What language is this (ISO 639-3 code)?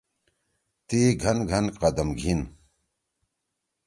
trw